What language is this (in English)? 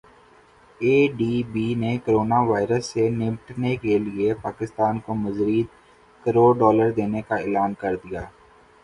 Urdu